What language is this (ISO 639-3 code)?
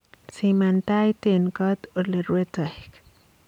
kln